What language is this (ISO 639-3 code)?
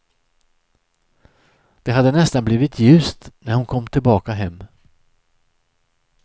swe